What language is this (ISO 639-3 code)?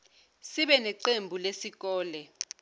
zul